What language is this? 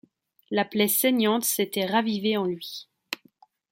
French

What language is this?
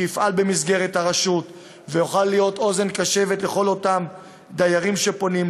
Hebrew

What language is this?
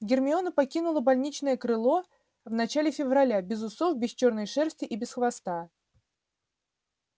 Russian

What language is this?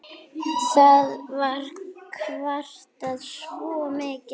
Icelandic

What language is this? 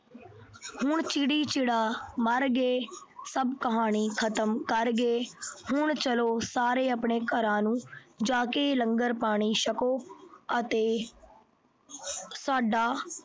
Punjabi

